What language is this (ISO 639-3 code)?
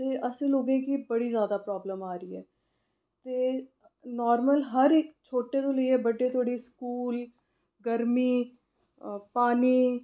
doi